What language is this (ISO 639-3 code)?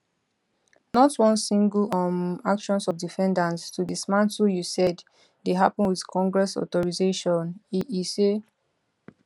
pcm